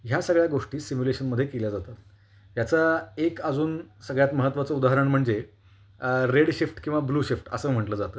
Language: Marathi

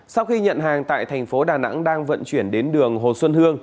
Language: Vietnamese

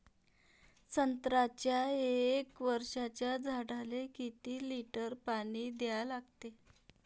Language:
Marathi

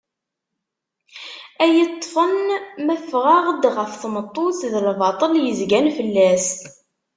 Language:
Kabyle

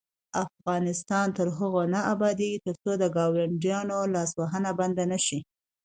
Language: Pashto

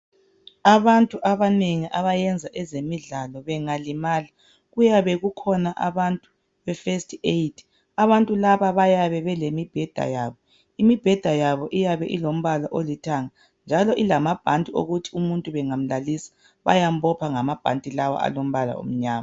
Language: North Ndebele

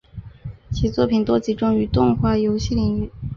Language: Chinese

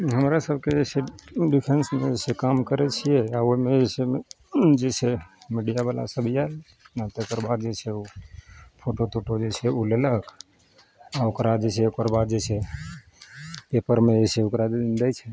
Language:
Maithili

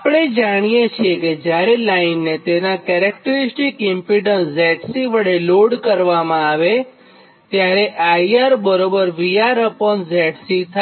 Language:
Gujarati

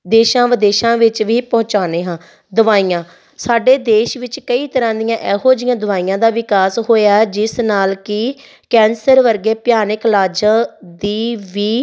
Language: Punjabi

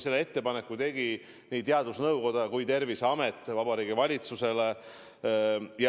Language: Estonian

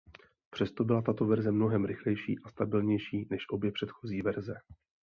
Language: Czech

